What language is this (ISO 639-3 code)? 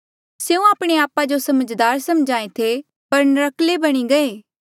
mjl